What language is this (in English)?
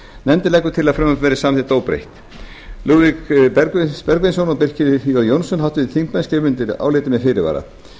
Icelandic